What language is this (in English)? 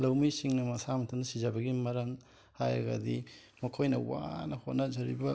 Manipuri